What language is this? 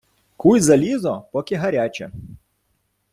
Ukrainian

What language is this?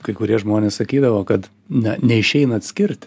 Lithuanian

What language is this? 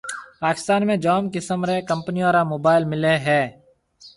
Marwari (Pakistan)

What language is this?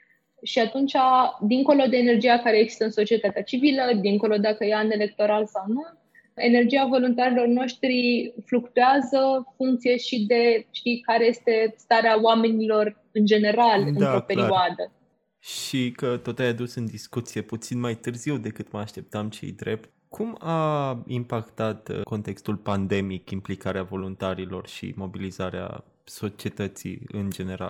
Romanian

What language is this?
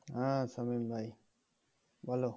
Bangla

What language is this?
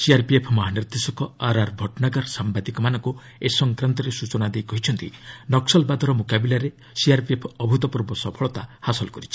Odia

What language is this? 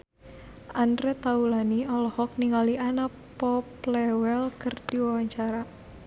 Sundanese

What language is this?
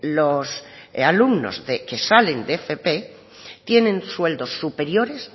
Spanish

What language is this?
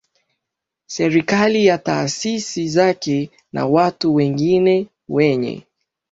Swahili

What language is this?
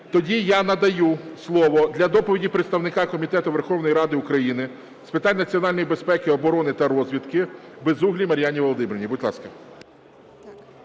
Ukrainian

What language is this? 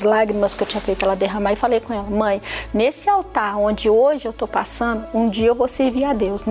Portuguese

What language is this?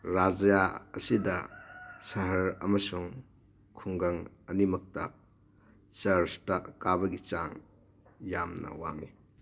Manipuri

